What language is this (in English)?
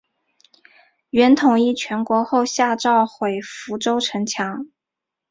Chinese